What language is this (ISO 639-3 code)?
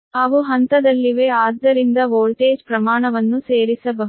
kan